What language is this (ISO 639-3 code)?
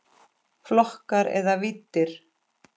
isl